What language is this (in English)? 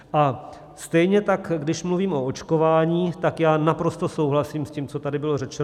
Czech